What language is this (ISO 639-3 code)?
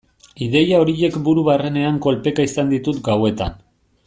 eus